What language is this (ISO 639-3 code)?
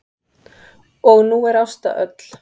isl